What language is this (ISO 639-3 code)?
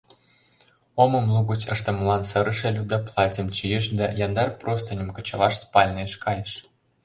chm